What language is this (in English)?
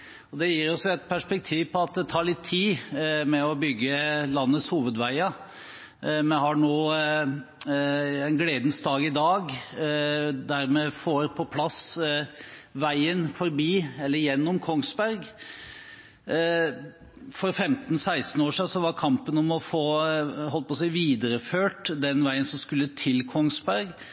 Norwegian Bokmål